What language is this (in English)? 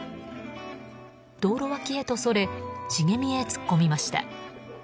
Japanese